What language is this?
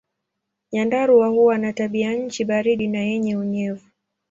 Swahili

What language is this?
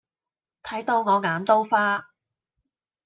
Cantonese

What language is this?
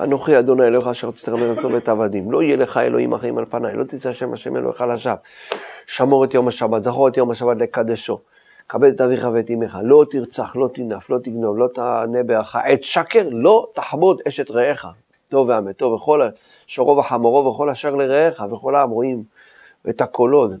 Hebrew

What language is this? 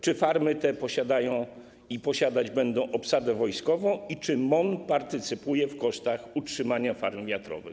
Polish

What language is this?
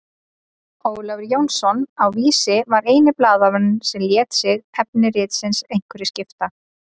Icelandic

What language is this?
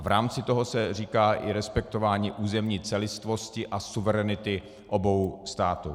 Czech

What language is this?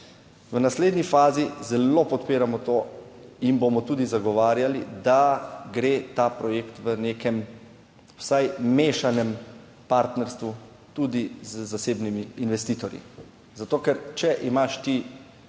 Slovenian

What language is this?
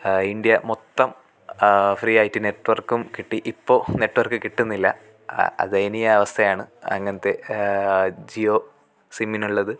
Malayalam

